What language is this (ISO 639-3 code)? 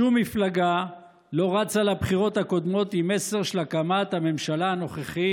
heb